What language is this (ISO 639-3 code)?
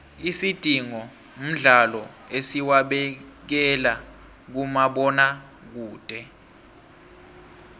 nbl